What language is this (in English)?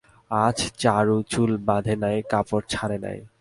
Bangla